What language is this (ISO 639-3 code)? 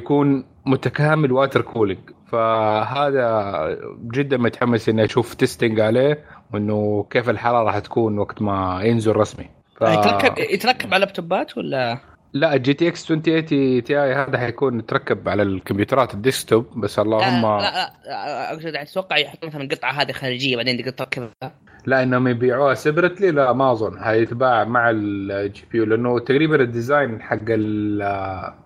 ara